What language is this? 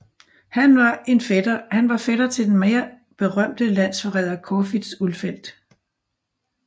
Danish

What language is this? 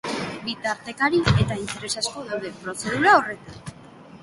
Basque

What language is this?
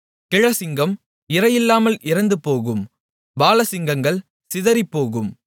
Tamil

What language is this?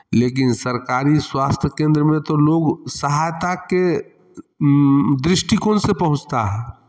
Hindi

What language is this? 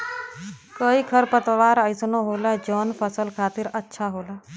Bhojpuri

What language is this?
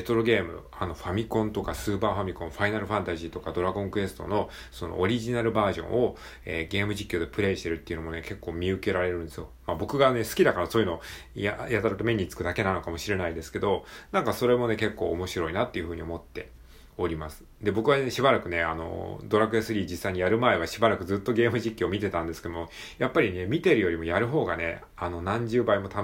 Japanese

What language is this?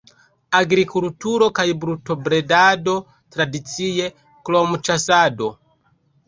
Esperanto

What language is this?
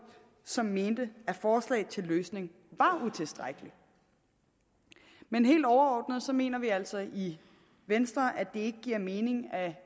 Danish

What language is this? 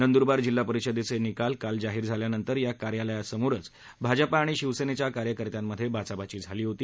Marathi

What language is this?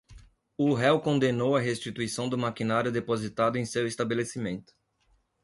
Portuguese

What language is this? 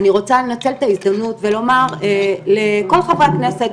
Hebrew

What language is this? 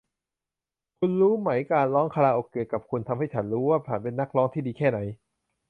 Thai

